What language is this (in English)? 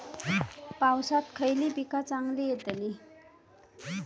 Marathi